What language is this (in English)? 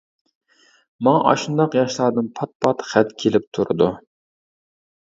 Uyghur